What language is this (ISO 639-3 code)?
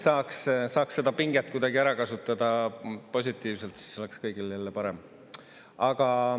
est